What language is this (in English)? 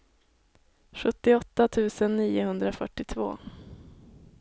Swedish